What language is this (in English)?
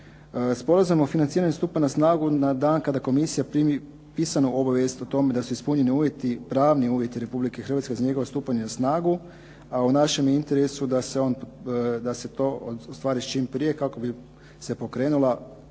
Croatian